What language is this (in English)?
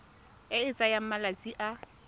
Tswana